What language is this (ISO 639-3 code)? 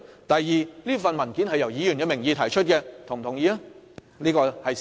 yue